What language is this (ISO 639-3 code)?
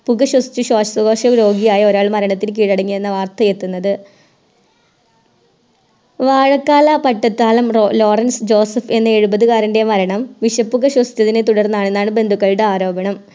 mal